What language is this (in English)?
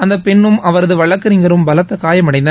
Tamil